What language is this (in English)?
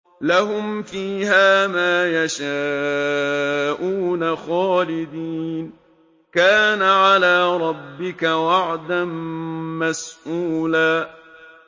Arabic